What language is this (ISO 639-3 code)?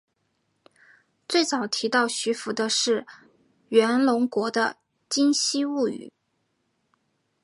zho